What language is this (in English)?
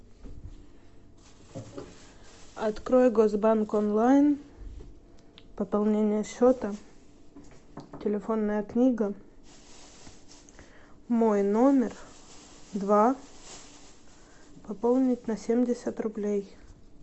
Russian